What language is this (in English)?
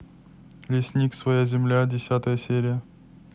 Russian